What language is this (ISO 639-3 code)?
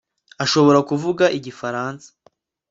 kin